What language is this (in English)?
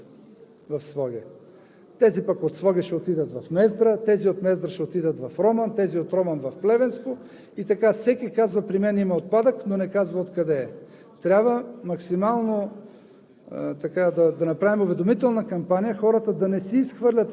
Bulgarian